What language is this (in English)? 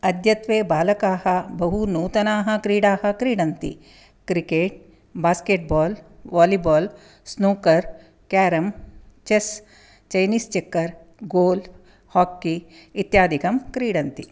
Sanskrit